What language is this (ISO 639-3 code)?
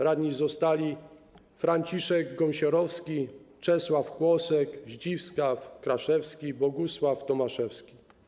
pol